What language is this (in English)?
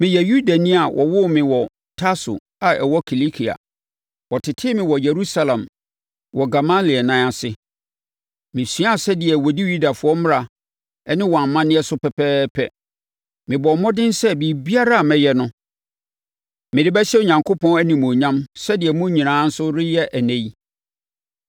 Akan